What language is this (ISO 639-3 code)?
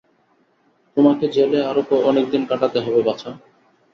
ben